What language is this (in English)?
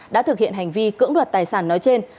Vietnamese